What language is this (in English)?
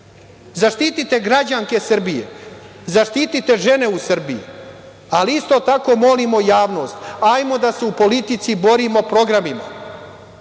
Serbian